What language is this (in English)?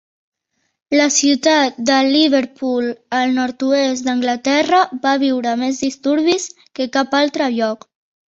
Catalan